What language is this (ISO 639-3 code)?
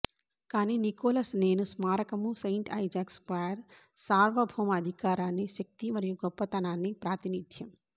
tel